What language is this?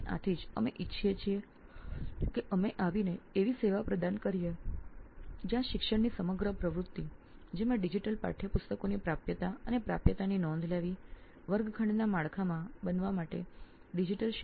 Gujarati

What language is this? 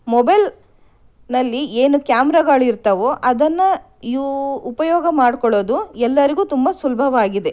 Kannada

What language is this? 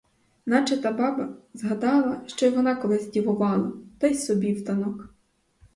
Ukrainian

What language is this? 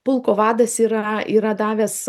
Lithuanian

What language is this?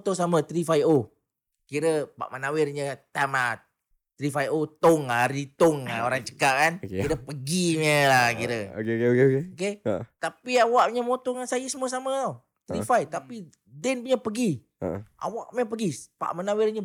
Malay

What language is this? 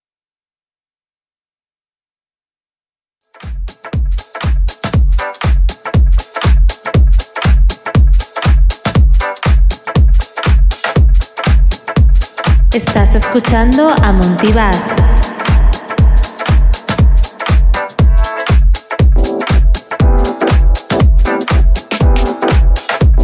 Spanish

